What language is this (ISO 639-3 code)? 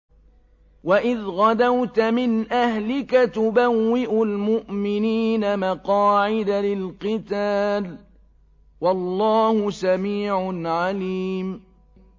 ara